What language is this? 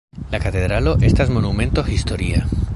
Esperanto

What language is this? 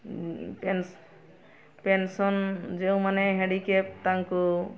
Odia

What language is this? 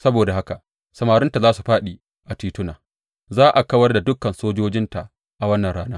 Hausa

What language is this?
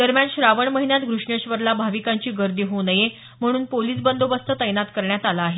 Marathi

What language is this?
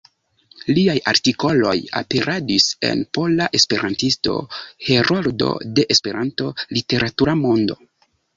Esperanto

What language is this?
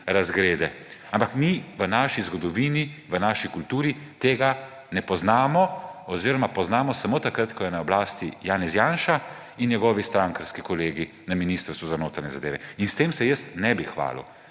Slovenian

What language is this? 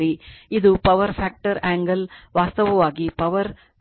Kannada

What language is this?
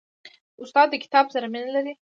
Pashto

